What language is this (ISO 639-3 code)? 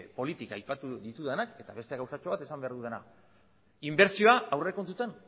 eus